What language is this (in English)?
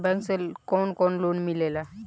Bhojpuri